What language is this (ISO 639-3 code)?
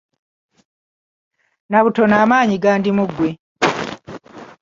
lug